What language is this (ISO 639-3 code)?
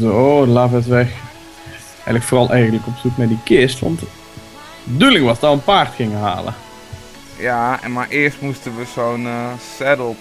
nld